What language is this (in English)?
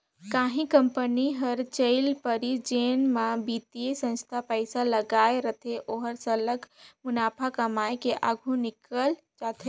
Chhattisgarhi